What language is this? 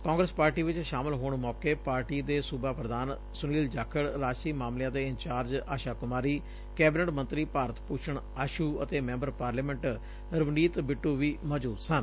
Punjabi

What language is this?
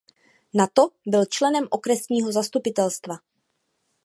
Czech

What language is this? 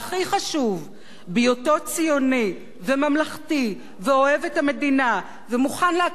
Hebrew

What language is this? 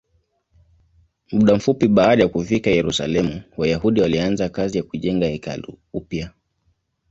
Swahili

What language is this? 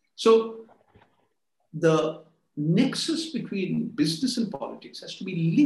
Bangla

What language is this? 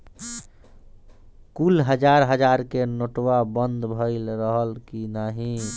Bhojpuri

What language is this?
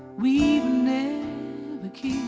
English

